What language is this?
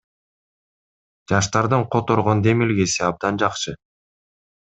Kyrgyz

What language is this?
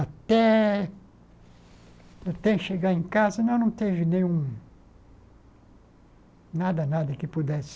Portuguese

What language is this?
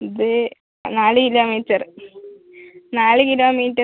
Malayalam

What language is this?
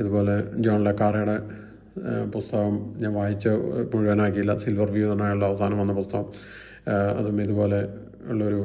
Malayalam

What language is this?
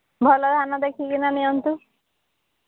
Odia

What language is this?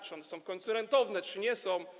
Polish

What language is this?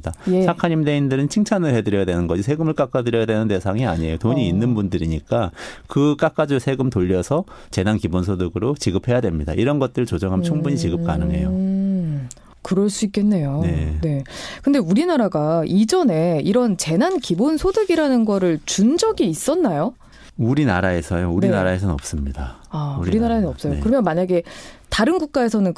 Korean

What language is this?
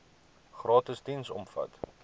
Afrikaans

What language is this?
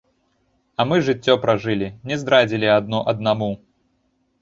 Belarusian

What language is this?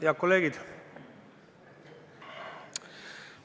Estonian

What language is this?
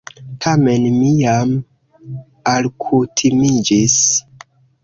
Esperanto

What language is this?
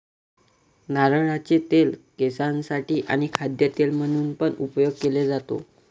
Marathi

